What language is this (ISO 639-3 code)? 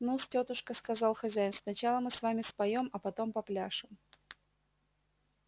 rus